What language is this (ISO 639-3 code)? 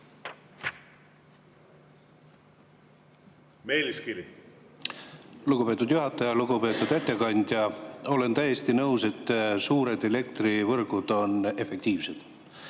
est